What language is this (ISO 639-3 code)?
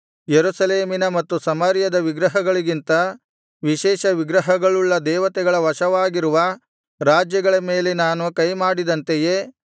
kan